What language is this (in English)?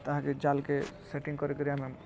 Odia